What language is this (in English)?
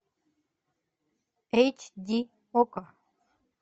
Russian